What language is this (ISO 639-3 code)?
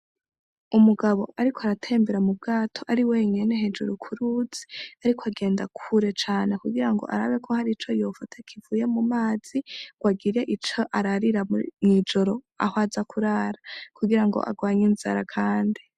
run